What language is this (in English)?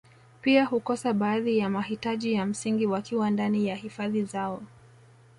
Swahili